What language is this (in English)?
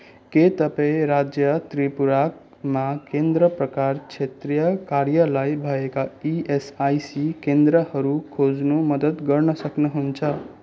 Nepali